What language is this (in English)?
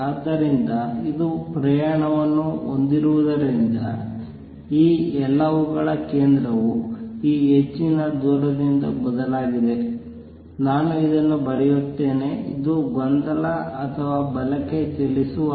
Kannada